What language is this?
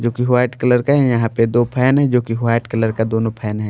Hindi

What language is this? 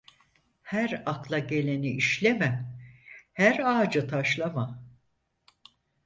Turkish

